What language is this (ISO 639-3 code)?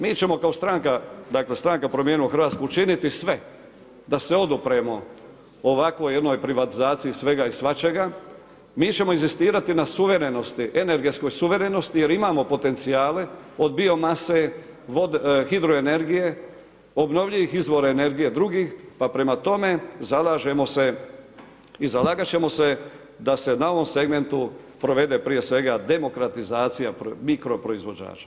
hrv